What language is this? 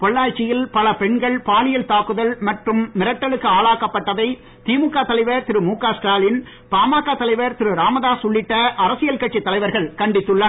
Tamil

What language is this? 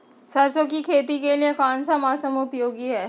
Magahi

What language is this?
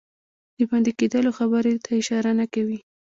Pashto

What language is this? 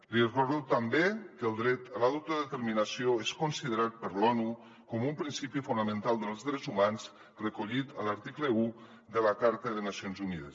Catalan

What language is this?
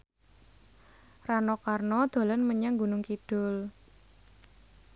Javanese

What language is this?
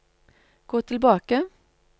Norwegian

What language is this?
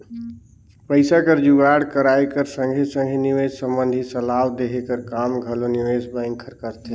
Chhattisgarhi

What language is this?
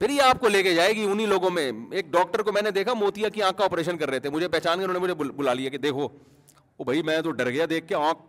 Urdu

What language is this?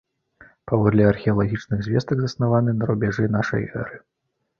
Belarusian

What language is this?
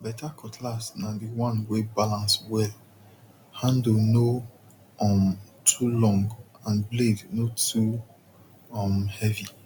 Nigerian Pidgin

